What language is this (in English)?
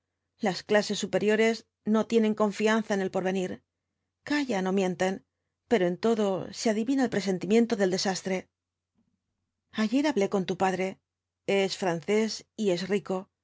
Spanish